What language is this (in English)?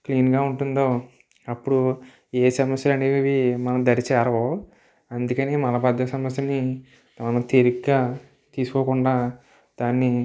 Telugu